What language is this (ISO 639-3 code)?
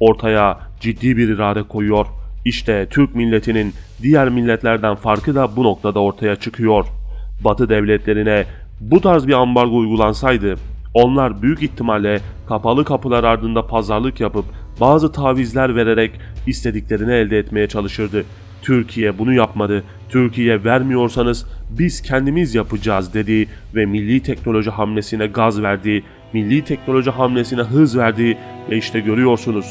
tur